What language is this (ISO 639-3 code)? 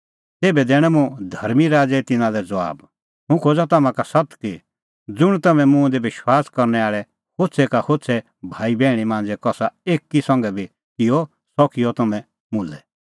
kfx